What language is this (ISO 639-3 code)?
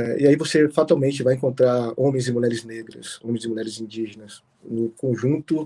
por